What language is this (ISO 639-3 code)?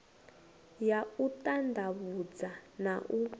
ven